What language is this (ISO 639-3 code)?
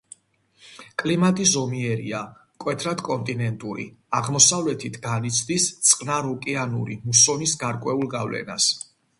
kat